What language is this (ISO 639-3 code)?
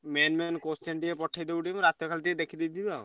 ori